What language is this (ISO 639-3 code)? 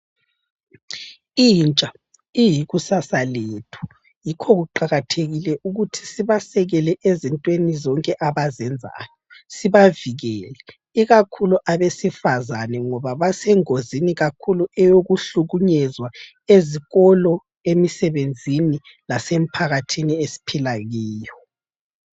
nde